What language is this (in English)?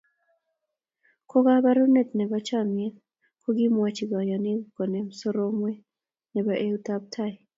Kalenjin